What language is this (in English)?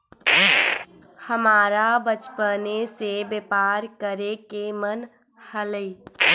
Magahi